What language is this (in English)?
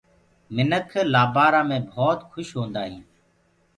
Gurgula